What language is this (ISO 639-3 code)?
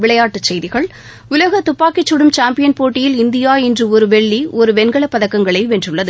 tam